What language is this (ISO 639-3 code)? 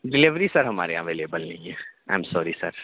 urd